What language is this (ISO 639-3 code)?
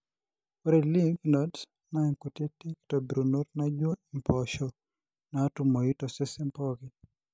mas